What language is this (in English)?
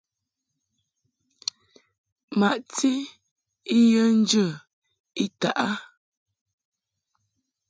Mungaka